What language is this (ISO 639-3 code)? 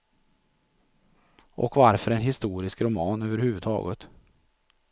swe